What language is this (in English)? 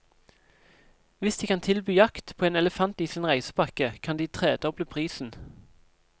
Norwegian